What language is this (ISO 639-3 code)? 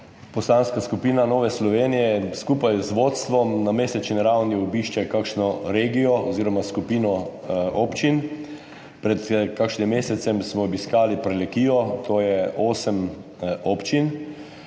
slv